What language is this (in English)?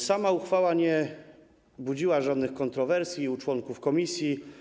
Polish